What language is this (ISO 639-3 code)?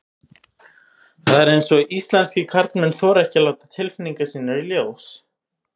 isl